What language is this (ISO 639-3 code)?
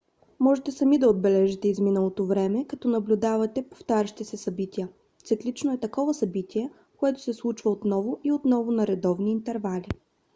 bul